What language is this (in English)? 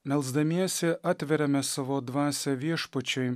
Lithuanian